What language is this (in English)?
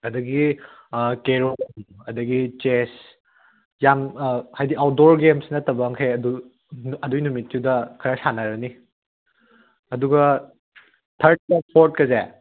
Manipuri